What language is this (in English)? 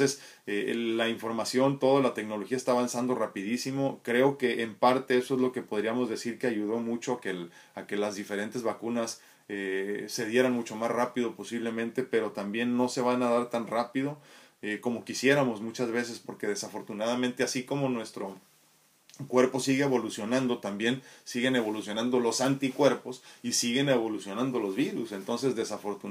Spanish